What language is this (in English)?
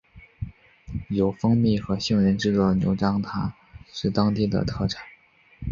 Chinese